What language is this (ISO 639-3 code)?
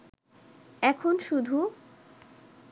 ben